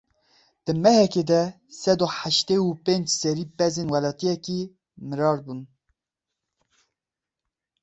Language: Kurdish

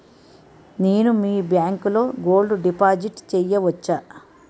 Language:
Telugu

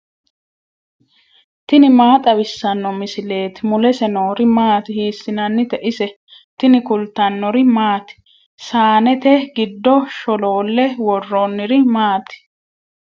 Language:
Sidamo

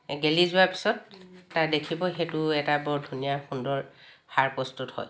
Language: Assamese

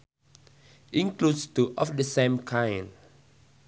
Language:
Sundanese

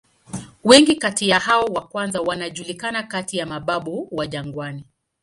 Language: Swahili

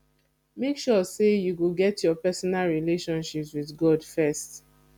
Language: Nigerian Pidgin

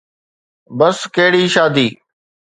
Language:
Sindhi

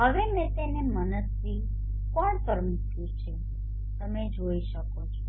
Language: Gujarati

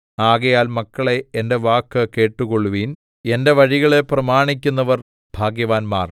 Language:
Malayalam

